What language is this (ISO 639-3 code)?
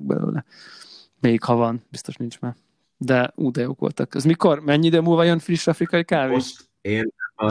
hun